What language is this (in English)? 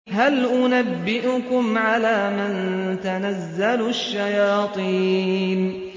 Arabic